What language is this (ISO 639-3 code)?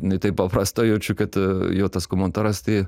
lit